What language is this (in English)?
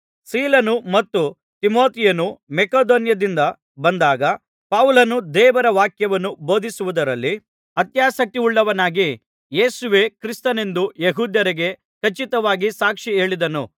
Kannada